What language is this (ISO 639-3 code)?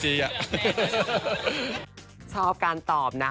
tha